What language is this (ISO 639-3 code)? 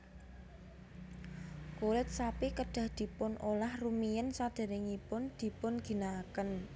jav